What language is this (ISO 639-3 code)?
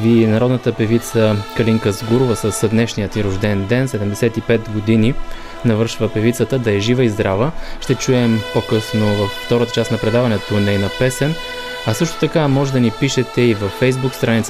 bul